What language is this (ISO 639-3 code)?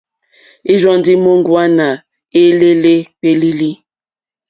bri